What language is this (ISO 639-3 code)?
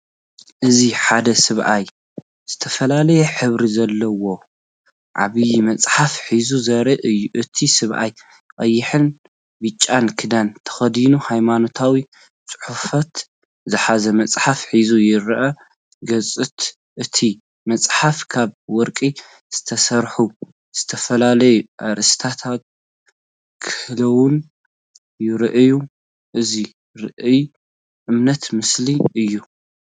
tir